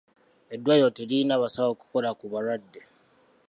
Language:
Ganda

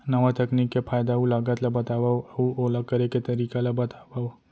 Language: Chhattisgarhi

